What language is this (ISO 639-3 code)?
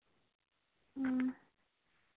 sat